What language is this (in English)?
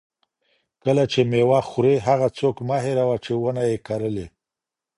Pashto